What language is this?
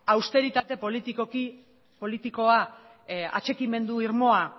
Basque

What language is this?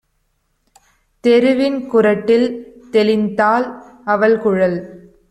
Tamil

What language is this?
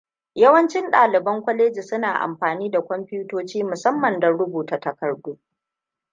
Hausa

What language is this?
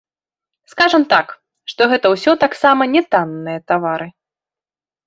Belarusian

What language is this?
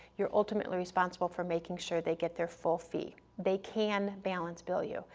English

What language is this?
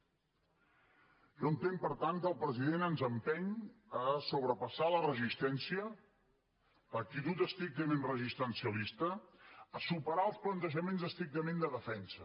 Catalan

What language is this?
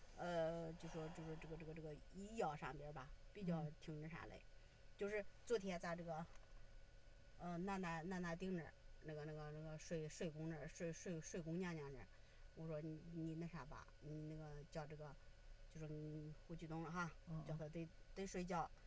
Chinese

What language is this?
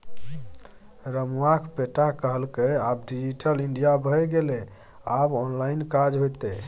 Maithili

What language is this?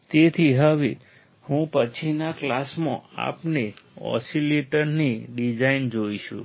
Gujarati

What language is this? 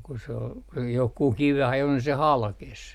Finnish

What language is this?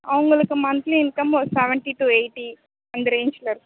Tamil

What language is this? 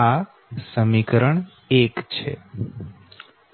Gujarati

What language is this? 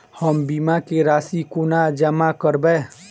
Maithili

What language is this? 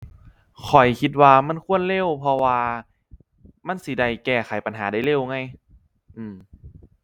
Thai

